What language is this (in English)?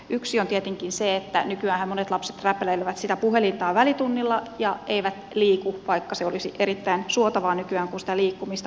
Finnish